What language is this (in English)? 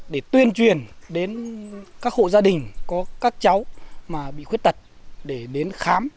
Vietnamese